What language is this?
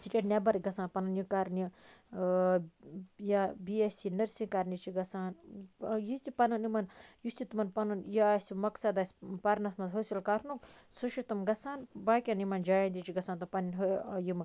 Kashmiri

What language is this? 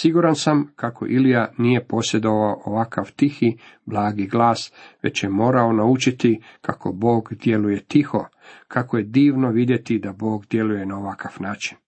Croatian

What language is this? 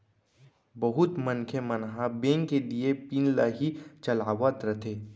Chhattisgarhi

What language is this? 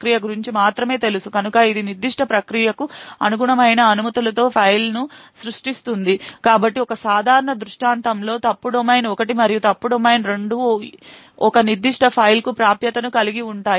Telugu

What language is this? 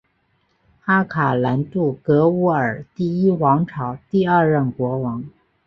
Chinese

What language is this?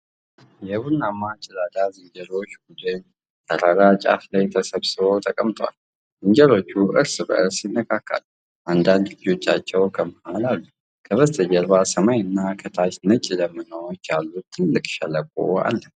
Amharic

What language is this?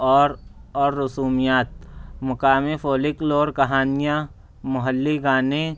Urdu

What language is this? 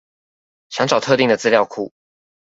Chinese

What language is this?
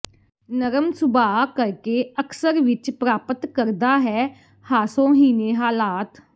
Punjabi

